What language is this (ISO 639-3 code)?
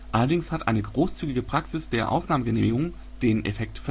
deu